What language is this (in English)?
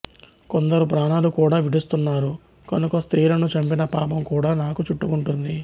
Telugu